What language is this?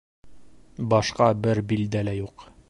Bashkir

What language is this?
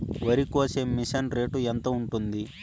Telugu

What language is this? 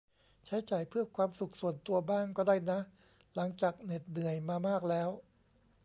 Thai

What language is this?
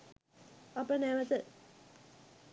Sinhala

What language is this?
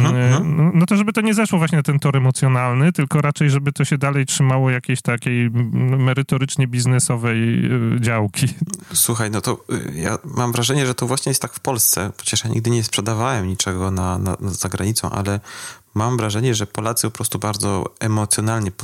Polish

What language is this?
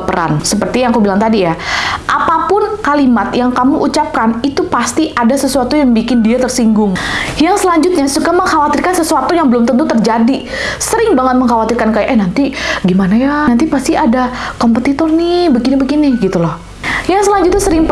Indonesian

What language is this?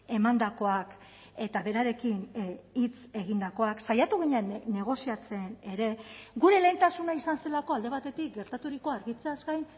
Basque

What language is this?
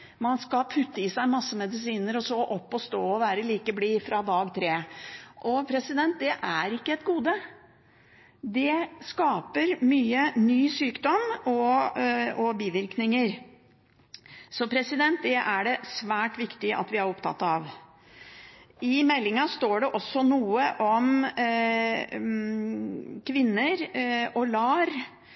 Norwegian Bokmål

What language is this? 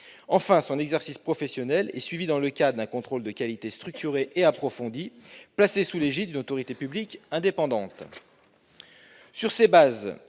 French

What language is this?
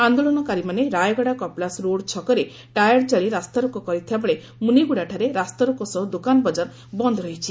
Odia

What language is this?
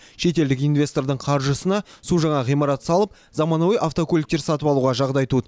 Kazakh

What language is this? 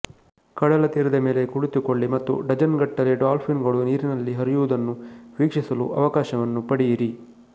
Kannada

